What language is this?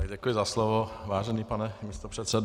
Czech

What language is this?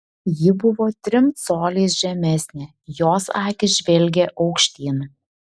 Lithuanian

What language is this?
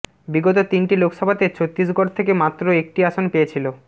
Bangla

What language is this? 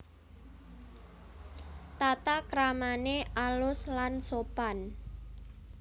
Javanese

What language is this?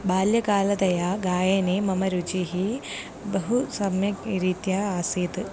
Sanskrit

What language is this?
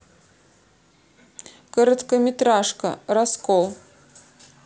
Russian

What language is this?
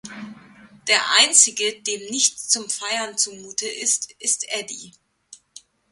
German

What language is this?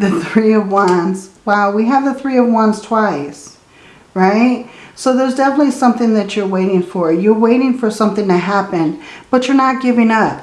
English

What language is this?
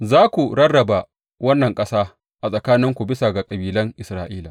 Hausa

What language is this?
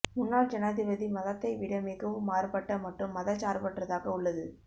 Tamil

